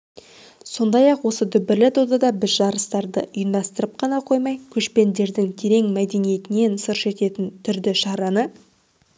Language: Kazakh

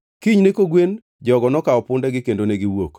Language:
Luo (Kenya and Tanzania)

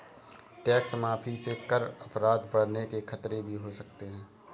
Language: Hindi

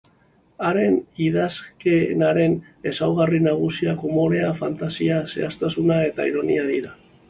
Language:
Basque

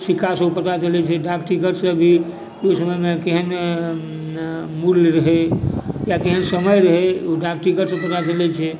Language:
Maithili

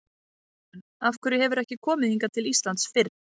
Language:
Icelandic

